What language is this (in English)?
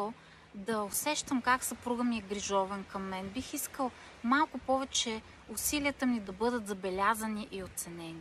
Bulgarian